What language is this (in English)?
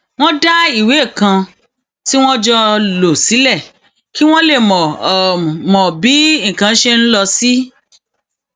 Yoruba